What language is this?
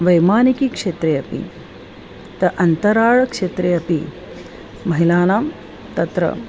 Sanskrit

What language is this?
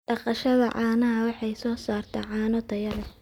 Somali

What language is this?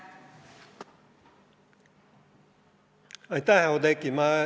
Estonian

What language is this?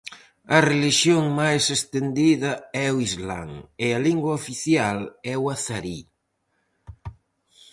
Galician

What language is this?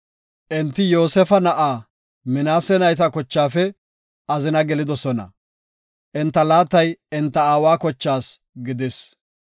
Gofa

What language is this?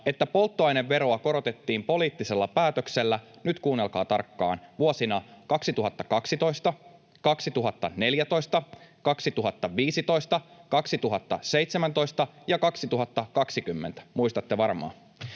Finnish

